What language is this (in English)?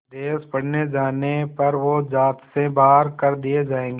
Hindi